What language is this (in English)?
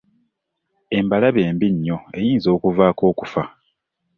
Ganda